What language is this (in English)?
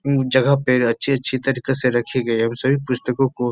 Hindi